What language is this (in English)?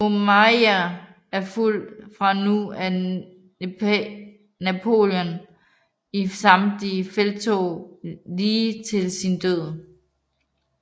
Danish